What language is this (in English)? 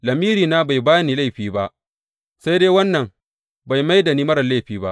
Hausa